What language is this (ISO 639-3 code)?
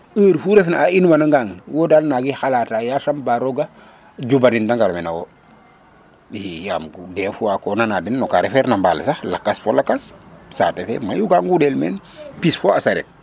srr